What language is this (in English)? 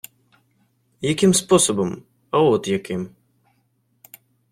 Ukrainian